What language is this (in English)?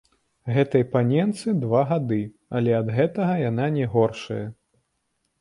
Belarusian